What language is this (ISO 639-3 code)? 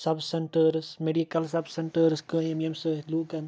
kas